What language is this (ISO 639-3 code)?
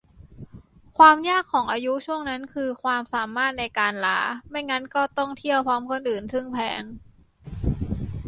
tha